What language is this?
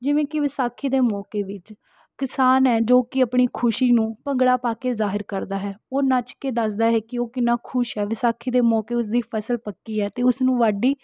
Punjabi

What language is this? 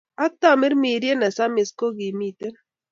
Kalenjin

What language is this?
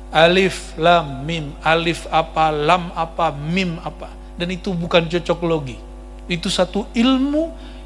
Indonesian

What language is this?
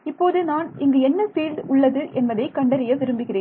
Tamil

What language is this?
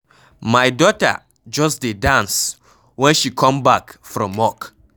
Nigerian Pidgin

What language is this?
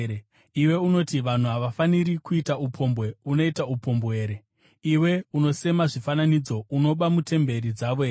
Shona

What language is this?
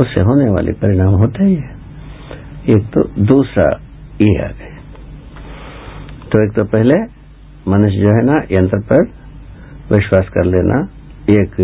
Hindi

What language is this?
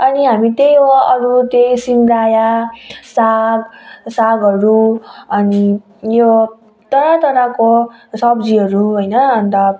Nepali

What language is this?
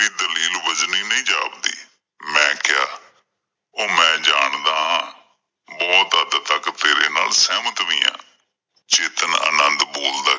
Punjabi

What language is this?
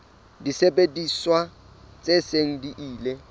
Southern Sotho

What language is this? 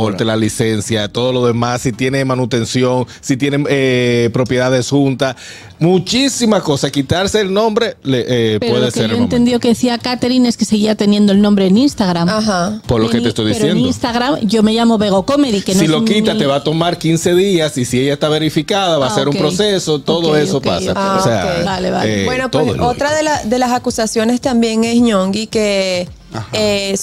Spanish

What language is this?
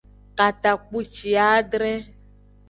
Aja (Benin)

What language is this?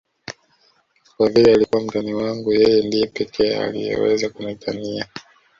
Swahili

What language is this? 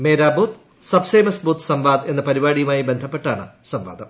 Malayalam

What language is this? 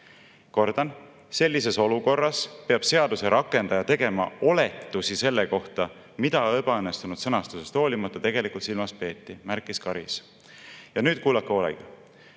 Estonian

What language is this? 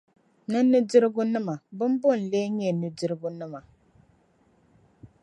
Dagbani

